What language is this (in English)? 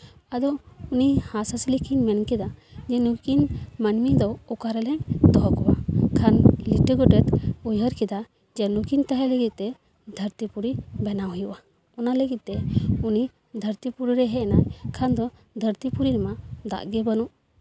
Santali